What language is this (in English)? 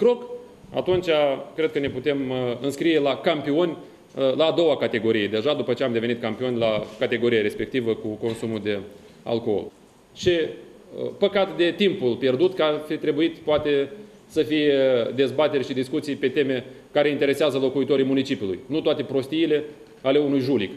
Romanian